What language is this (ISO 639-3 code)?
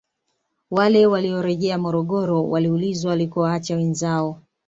swa